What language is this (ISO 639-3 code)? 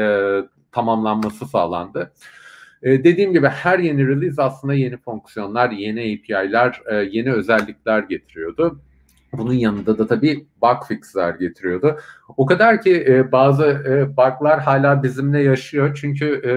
tur